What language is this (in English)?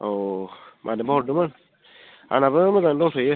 Bodo